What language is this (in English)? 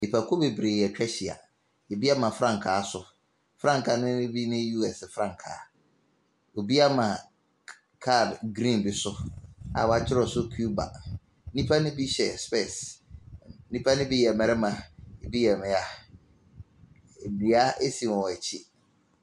Akan